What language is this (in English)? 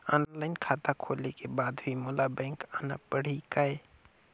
Chhattisgarhi